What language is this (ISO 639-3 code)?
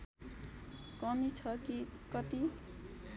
nep